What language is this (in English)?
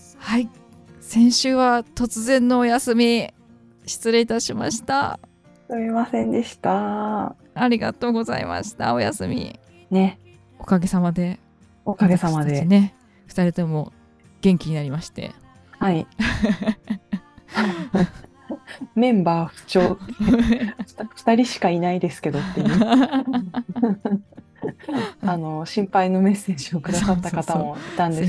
Japanese